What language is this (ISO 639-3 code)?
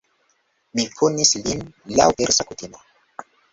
epo